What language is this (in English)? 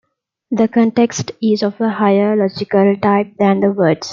English